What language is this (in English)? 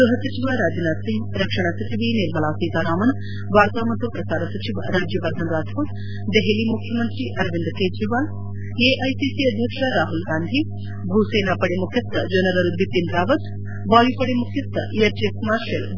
Kannada